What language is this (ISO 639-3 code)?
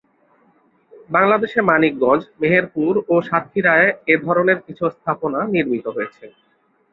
ben